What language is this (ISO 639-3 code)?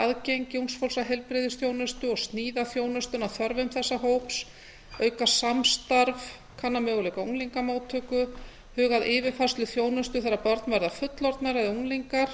isl